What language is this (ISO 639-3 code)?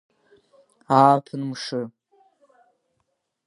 abk